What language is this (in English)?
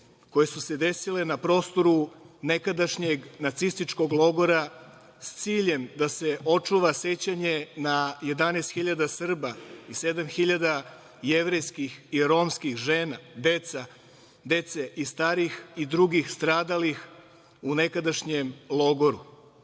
Serbian